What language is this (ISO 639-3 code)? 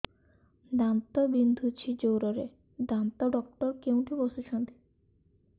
ori